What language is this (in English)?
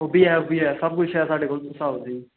Dogri